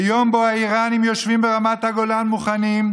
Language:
Hebrew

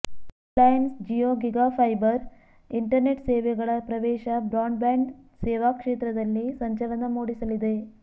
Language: Kannada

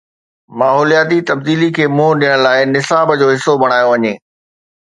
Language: Sindhi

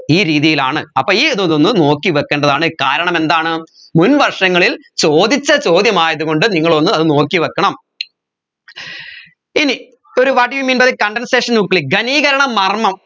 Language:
Malayalam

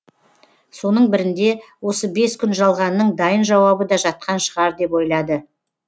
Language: Kazakh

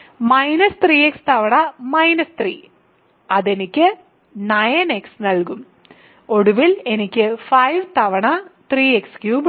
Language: Malayalam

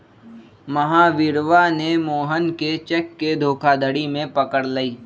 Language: Magahi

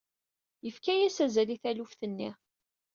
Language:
Kabyle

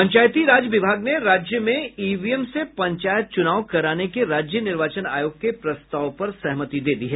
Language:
Hindi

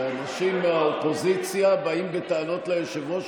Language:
Hebrew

